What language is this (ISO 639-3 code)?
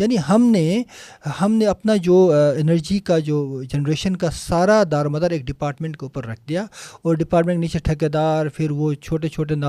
urd